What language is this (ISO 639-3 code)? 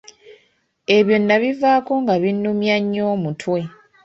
lug